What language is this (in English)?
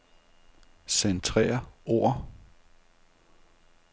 Danish